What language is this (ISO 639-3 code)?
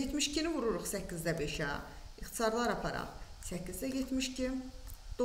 tur